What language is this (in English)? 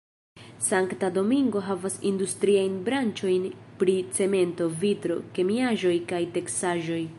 Esperanto